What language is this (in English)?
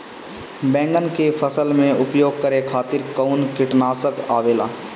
Bhojpuri